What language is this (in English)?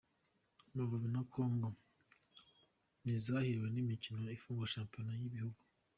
Kinyarwanda